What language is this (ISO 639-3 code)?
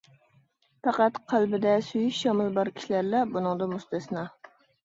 uig